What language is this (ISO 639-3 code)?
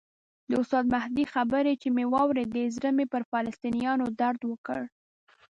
pus